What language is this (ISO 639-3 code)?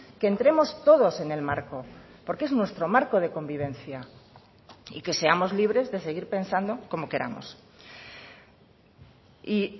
spa